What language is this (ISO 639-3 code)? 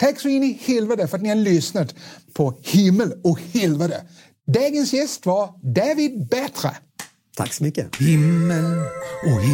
swe